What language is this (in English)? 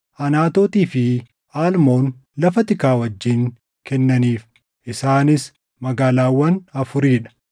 Oromo